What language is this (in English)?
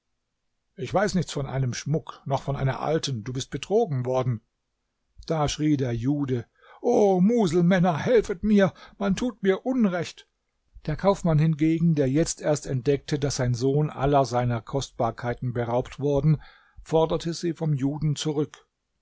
German